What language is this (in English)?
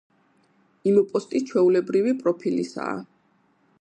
Georgian